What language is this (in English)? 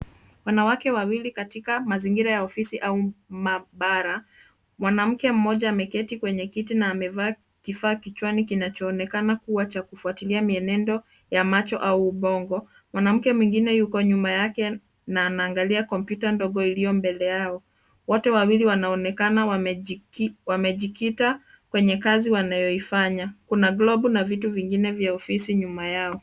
Swahili